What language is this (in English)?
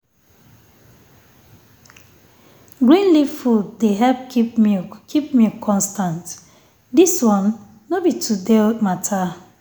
Nigerian Pidgin